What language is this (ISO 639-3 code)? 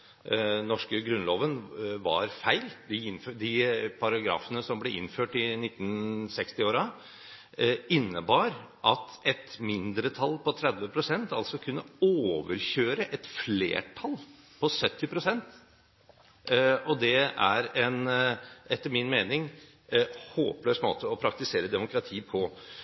nob